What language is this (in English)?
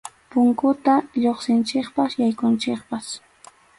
Arequipa-La Unión Quechua